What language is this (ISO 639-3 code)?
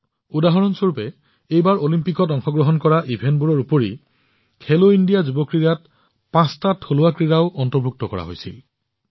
asm